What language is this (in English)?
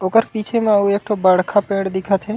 Chhattisgarhi